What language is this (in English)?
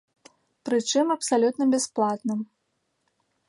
Belarusian